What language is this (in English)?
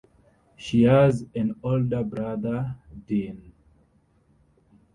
English